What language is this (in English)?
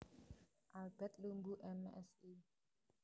Javanese